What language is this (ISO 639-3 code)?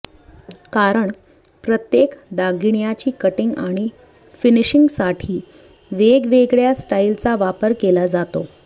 mar